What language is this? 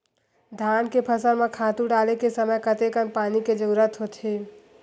Chhattisgarhi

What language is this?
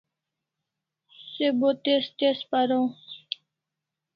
Kalasha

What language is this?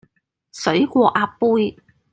Cantonese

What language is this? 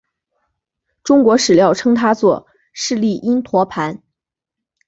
Chinese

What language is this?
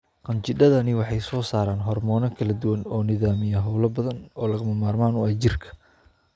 Somali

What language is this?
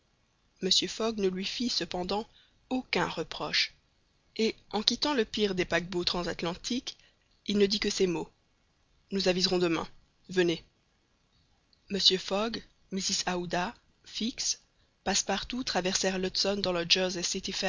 French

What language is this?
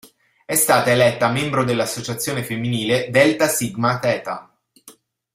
Italian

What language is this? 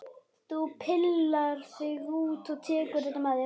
Icelandic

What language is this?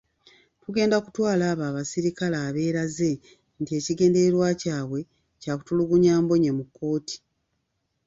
Ganda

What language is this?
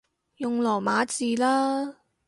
Cantonese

